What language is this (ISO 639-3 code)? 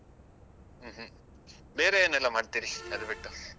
kan